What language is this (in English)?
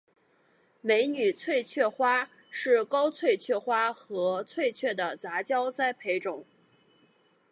Chinese